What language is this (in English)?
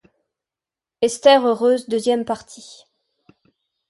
French